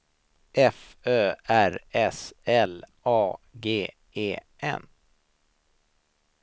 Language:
Swedish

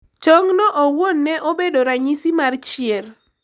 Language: Luo (Kenya and Tanzania)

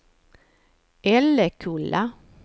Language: Swedish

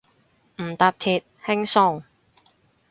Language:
Cantonese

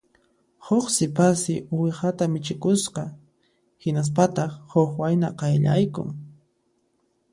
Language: Puno Quechua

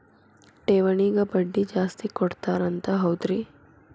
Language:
Kannada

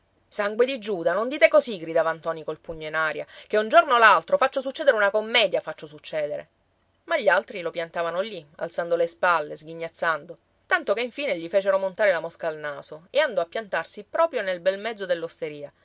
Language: Italian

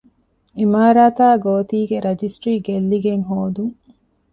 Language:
Divehi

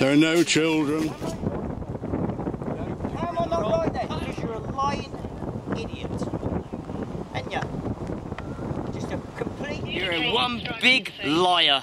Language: English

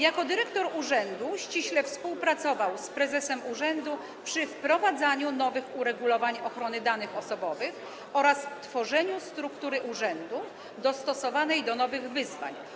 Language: Polish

